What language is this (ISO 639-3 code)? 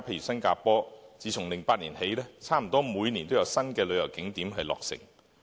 yue